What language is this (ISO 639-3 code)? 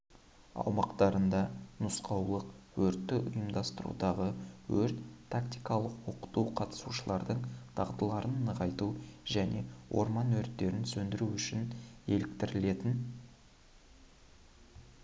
kaz